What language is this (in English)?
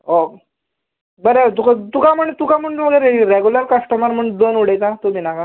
Konkani